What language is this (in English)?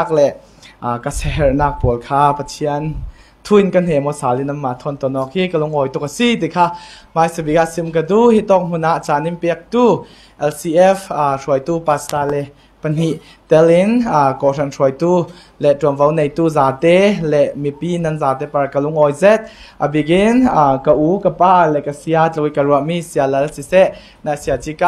Thai